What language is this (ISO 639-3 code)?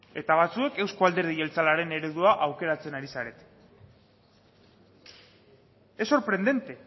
eus